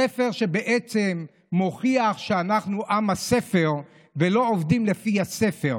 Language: Hebrew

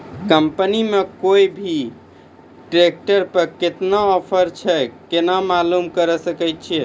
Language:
Maithili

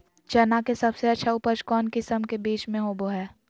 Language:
Magahi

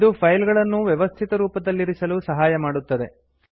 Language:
Kannada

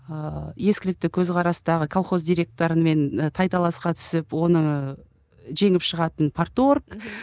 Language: Kazakh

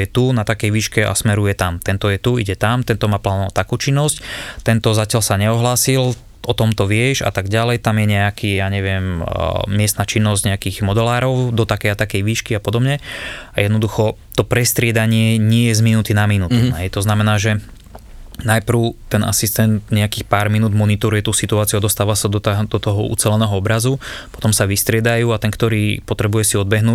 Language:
Slovak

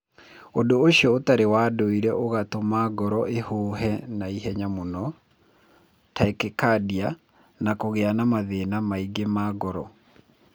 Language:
Kikuyu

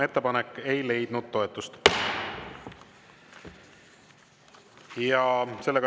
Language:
Estonian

